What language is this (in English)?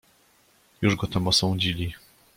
Polish